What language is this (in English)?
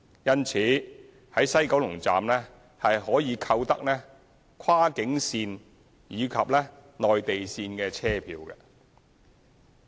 Cantonese